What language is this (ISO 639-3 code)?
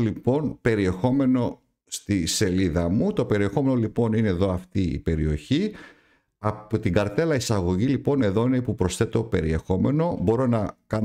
ell